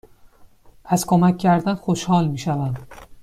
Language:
Persian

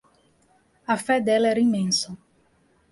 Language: Portuguese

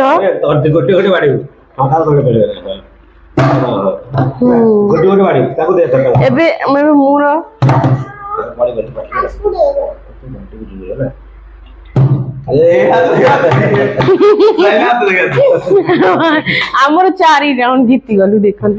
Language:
Odia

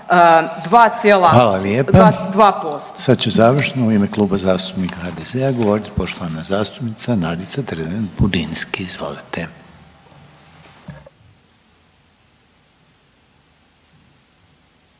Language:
Croatian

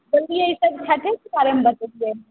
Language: Maithili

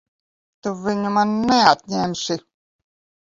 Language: Latvian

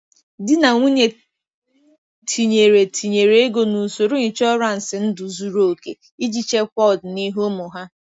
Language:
Igbo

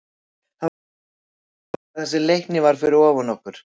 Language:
Icelandic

